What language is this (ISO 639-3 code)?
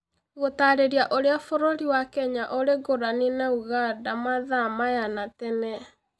kik